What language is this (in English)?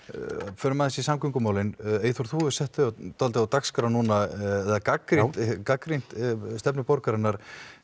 Icelandic